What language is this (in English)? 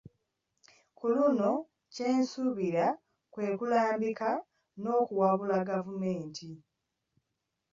Ganda